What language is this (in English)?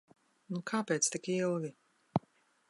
Latvian